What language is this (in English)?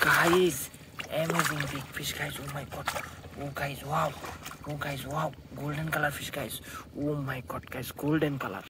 Romanian